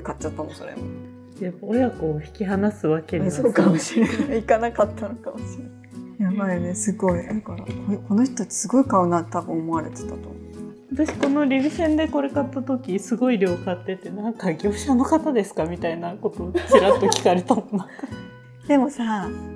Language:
Japanese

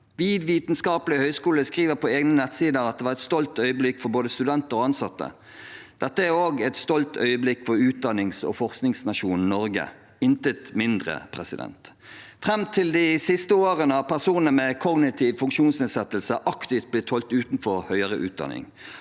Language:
Norwegian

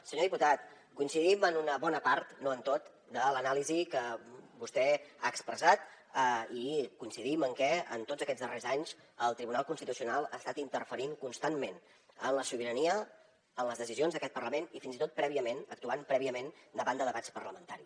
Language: Catalan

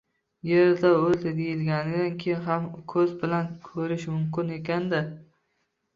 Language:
Uzbek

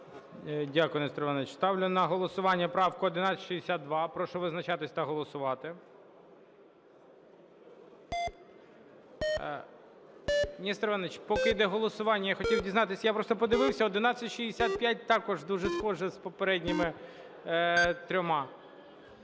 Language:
Ukrainian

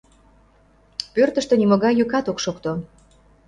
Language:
Mari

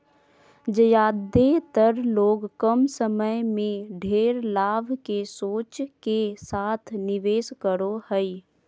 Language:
Magahi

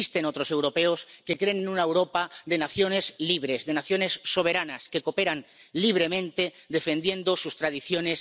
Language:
Spanish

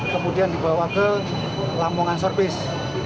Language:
Indonesian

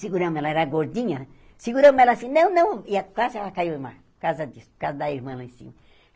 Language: Portuguese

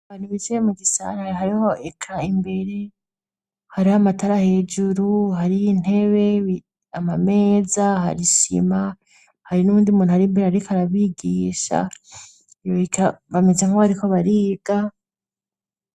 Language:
Rundi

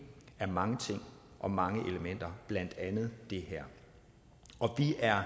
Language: Danish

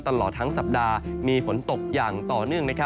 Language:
Thai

